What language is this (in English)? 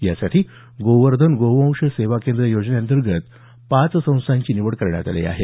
Marathi